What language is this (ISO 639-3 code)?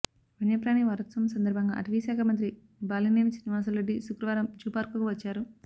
tel